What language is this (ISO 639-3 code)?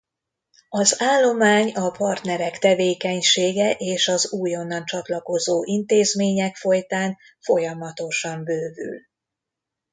hun